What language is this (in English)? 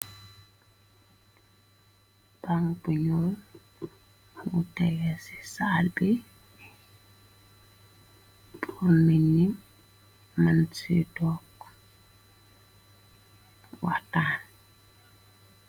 Wolof